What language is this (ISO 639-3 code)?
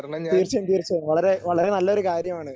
mal